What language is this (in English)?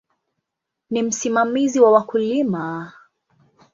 Swahili